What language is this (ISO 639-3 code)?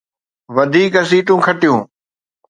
snd